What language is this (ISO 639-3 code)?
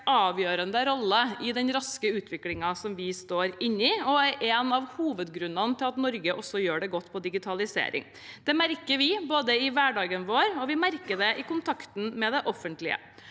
nor